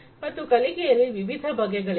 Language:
Kannada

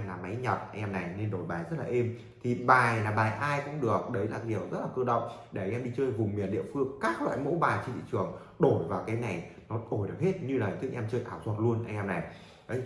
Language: Vietnamese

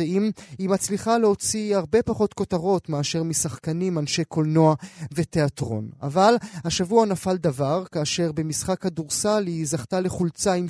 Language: Hebrew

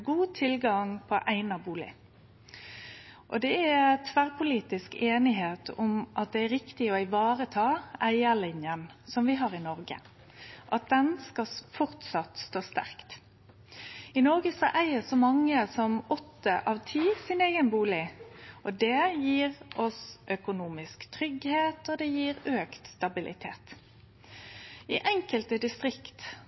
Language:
Norwegian Nynorsk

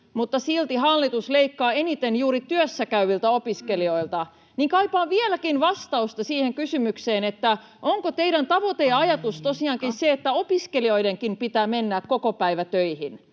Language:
Finnish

